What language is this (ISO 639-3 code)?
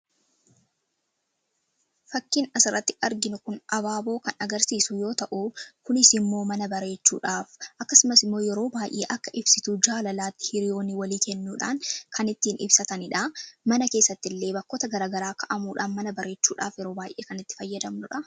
orm